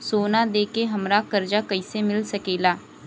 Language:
Bhojpuri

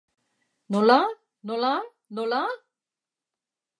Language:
Basque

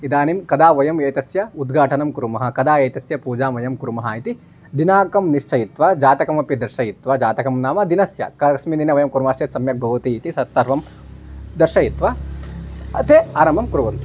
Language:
Sanskrit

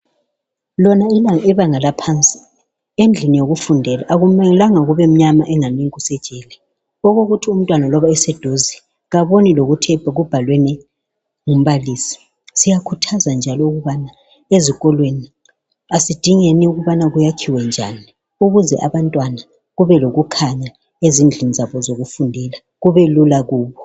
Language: North Ndebele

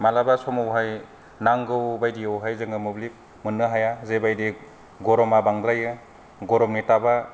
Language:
Bodo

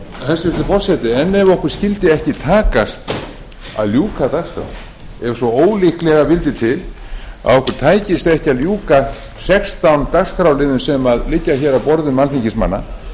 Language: Icelandic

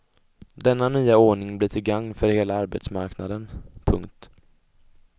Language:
Swedish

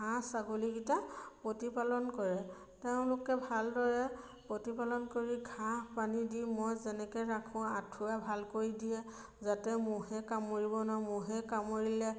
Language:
Assamese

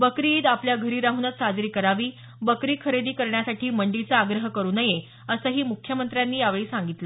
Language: Marathi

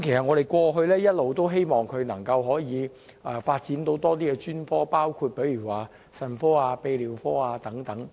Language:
Cantonese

